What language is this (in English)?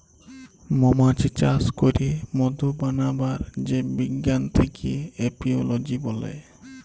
Bangla